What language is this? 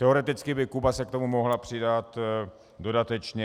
Czech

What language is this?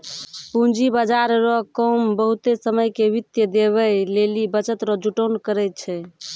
Maithili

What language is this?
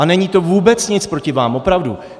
Czech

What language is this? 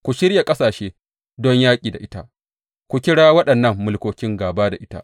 Hausa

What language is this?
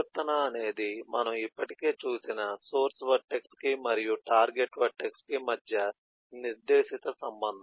Telugu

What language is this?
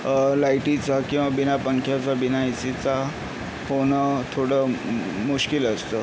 Marathi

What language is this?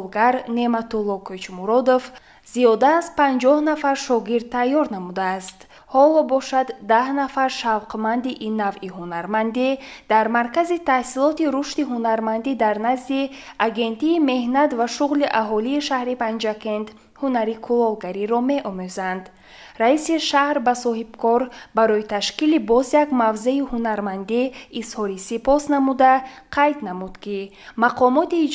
Persian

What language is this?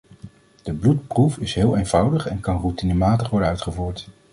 Dutch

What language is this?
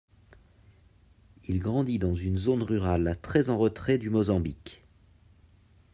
French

